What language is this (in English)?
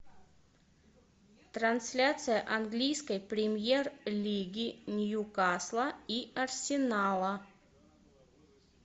Russian